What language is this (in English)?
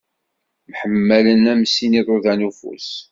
Kabyle